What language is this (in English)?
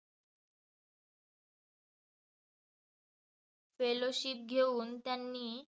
Marathi